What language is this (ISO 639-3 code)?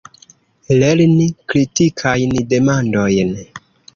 epo